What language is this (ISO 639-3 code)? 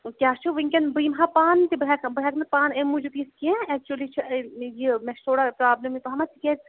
kas